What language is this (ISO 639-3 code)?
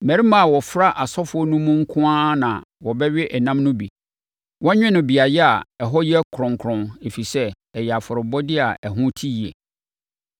aka